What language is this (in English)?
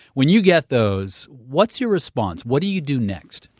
English